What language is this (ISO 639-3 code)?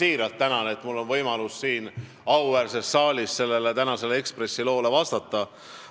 est